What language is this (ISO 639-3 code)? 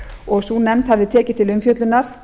isl